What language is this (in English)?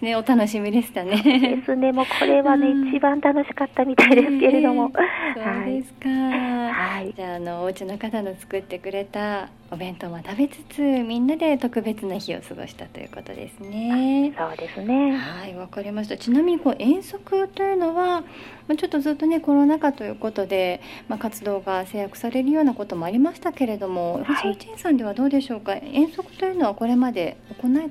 Japanese